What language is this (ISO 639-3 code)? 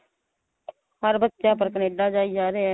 pan